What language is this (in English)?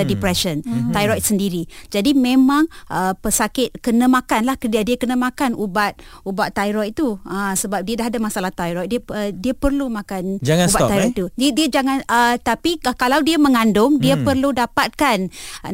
Malay